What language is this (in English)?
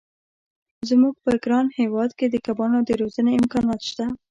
Pashto